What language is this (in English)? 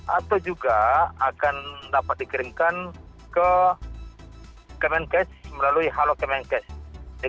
Indonesian